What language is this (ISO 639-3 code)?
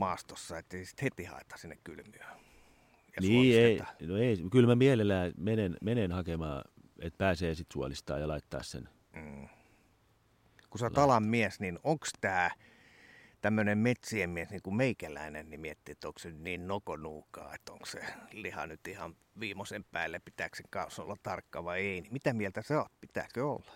fin